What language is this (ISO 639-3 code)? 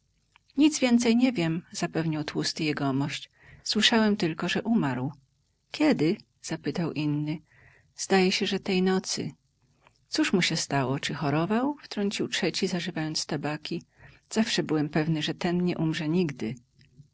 pol